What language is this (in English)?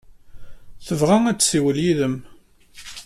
Kabyle